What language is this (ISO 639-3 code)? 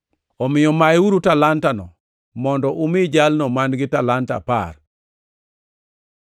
luo